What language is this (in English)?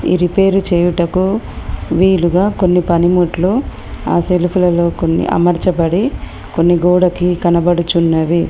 Telugu